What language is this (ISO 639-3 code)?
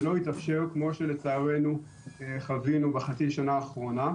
heb